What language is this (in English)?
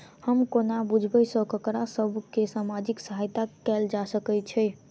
Maithili